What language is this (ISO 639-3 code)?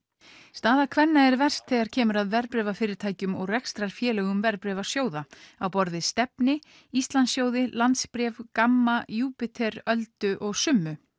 isl